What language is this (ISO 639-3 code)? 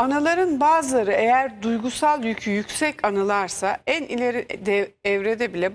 tur